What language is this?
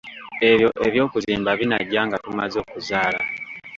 Ganda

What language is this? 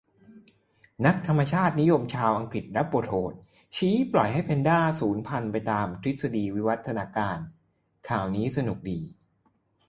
Thai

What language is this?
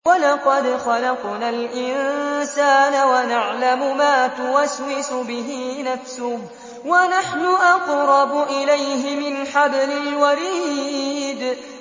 Arabic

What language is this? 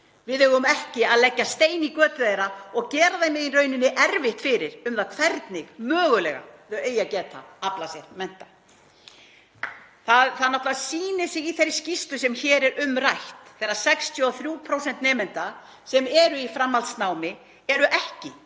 Icelandic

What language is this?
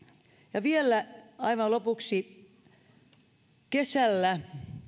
Finnish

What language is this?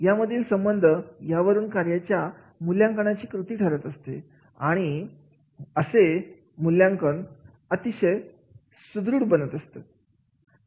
Marathi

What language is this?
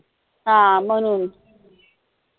Marathi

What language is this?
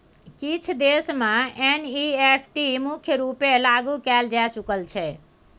Maithili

